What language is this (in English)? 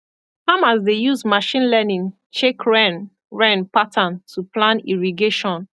Nigerian Pidgin